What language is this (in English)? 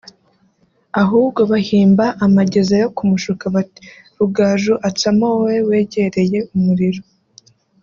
Kinyarwanda